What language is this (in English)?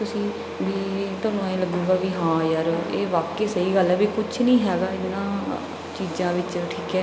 Punjabi